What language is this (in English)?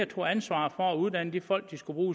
Danish